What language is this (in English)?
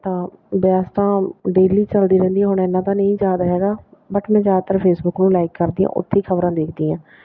Punjabi